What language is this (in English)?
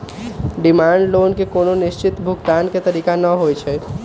Magahi